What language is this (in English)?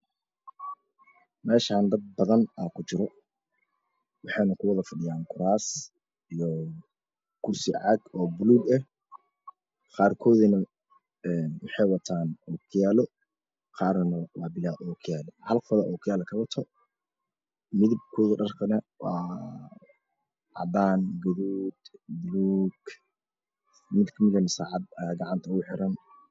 Somali